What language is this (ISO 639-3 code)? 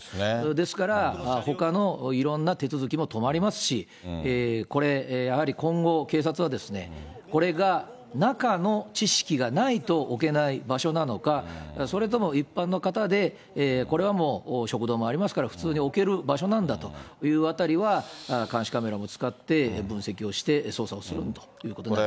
jpn